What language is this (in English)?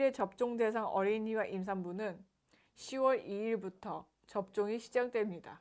Korean